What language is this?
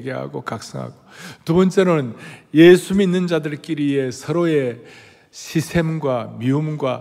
Korean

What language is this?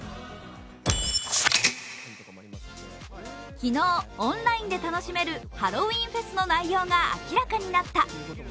Japanese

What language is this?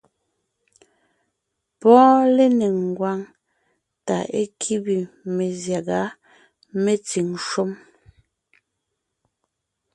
Ngiemboon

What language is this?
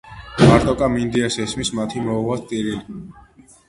Georgian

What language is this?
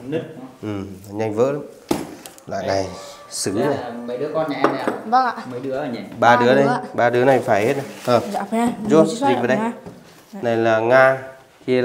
Vietnamese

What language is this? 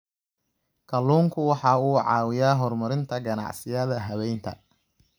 Somali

